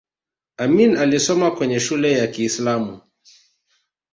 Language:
Swahili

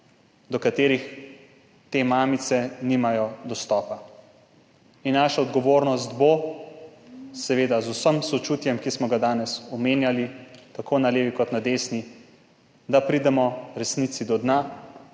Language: Slovenian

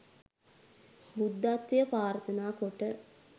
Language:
Sinhala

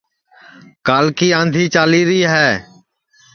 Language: Sansi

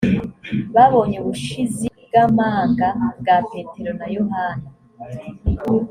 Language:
Kinyarwanda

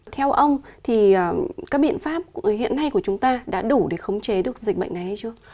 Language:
Vietnamese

